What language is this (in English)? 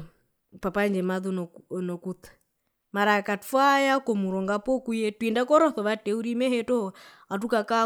Herero